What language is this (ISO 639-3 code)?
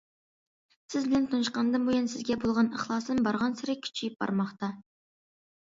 uig